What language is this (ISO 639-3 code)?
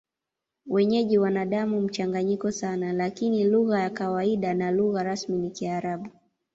swa